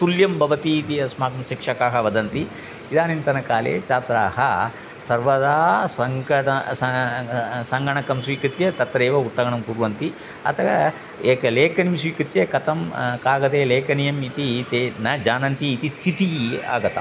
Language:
Sanskrit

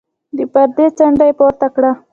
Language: Pashto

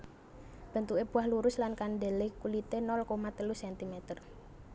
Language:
Javanese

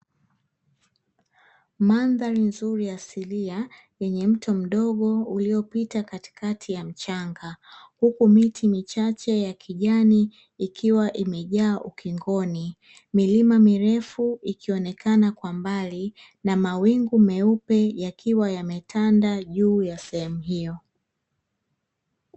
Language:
Swahili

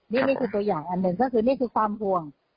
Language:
Thai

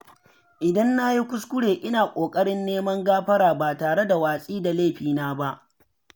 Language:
Hausa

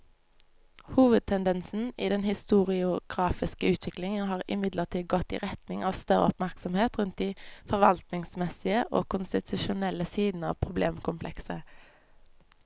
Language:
Norwegian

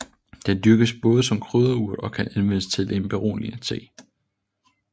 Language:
Danish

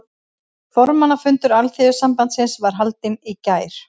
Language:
Icelandic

